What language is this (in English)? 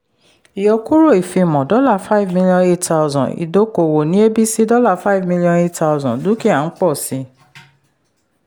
Yoruba